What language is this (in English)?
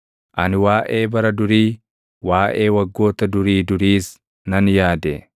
Oromo